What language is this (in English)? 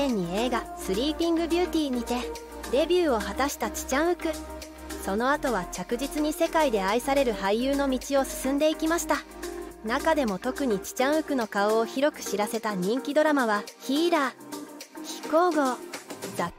Japanese